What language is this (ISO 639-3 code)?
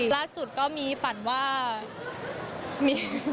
tha